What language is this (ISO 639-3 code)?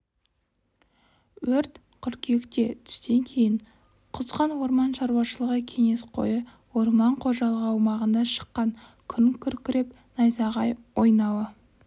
kaz